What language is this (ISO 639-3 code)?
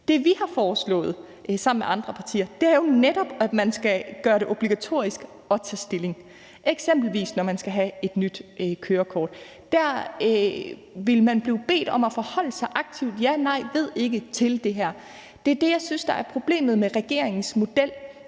dan